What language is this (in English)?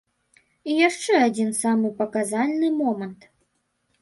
Belarusian